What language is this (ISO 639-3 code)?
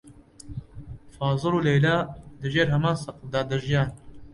ckb